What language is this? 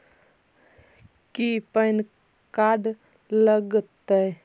Magahi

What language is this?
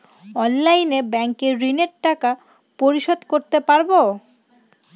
Bangla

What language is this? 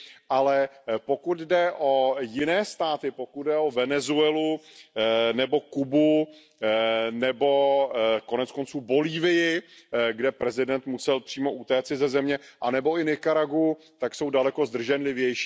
Czech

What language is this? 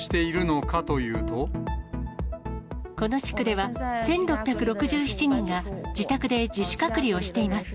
Japanese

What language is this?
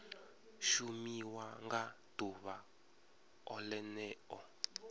Venda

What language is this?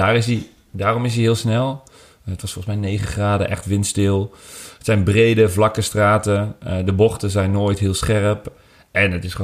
Dutch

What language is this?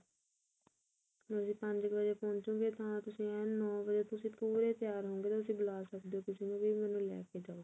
Punjabi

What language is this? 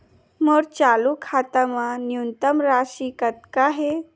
Chhattisgarhi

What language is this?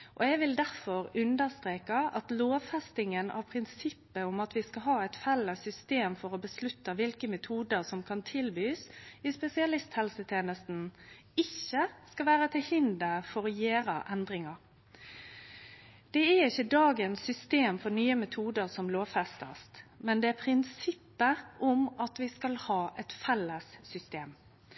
Norwegian Nynorsk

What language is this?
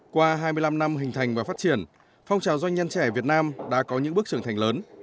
Vietnamese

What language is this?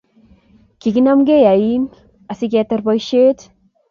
Kalenjin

